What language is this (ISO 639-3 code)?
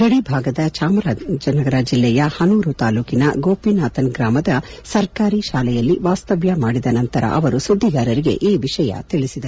kan